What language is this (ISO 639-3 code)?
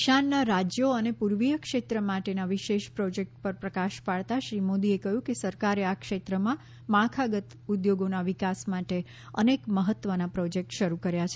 guj